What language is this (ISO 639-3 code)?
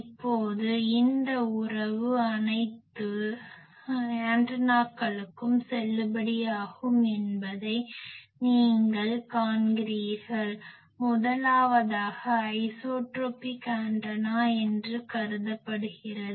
tam